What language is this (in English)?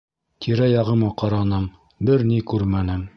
Bashkir